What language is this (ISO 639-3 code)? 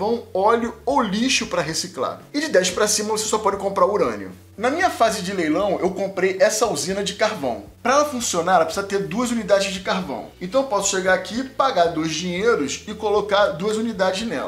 por